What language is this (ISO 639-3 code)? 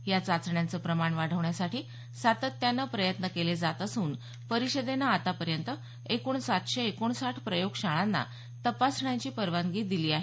mar